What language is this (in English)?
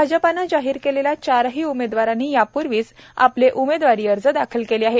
Marathi